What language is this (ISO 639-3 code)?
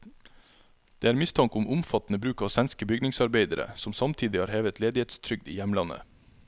nor